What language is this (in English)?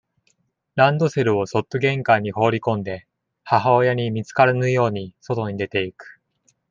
Japanese